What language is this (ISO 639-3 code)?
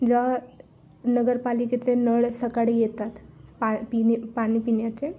mar